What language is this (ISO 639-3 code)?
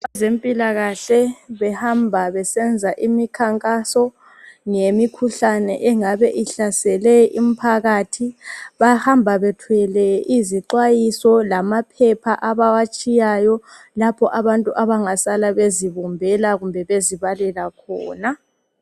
nde